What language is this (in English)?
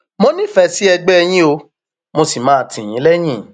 Yoruba